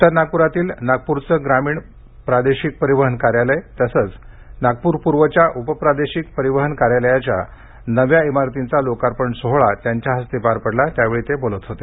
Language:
Marathi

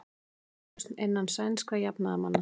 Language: Icelandic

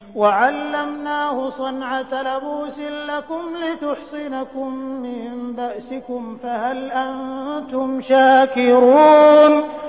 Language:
Arabic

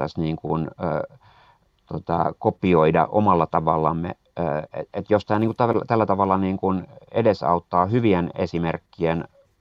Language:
Finnish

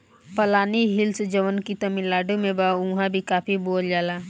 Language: Bhojpuri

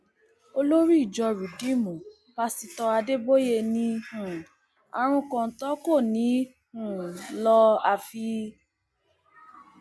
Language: Yoruba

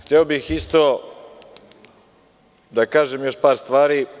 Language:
Serbian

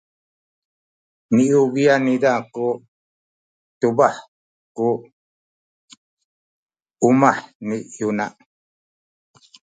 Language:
Sakizaya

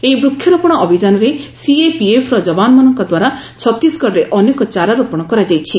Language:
Odia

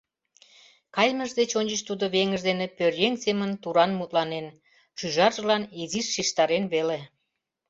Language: Mari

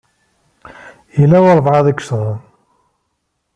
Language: Kabyle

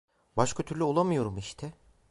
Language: Turkish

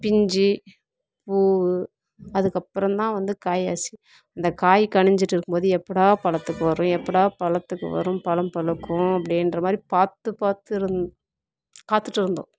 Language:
Tamil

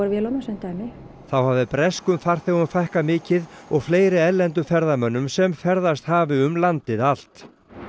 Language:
Icelandic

